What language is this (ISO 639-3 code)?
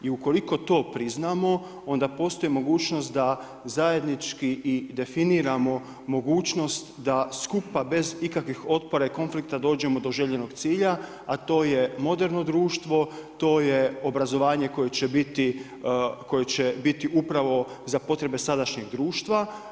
hrv